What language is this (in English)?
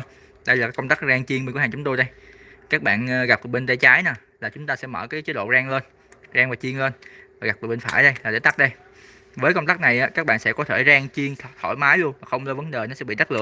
Vietnamese